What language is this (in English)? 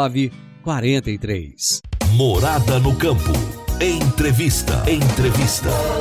Portuguese